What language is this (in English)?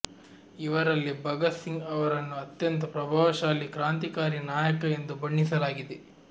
Kannada